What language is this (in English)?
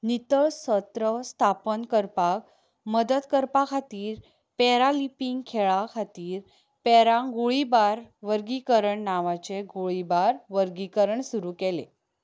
Konkani